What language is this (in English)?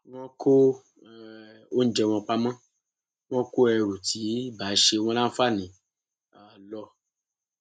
Yoruba